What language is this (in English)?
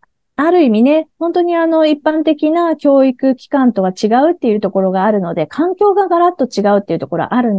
Japanese